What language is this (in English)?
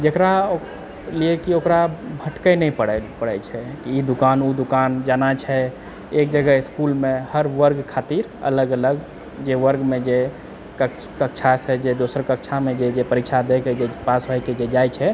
Maithili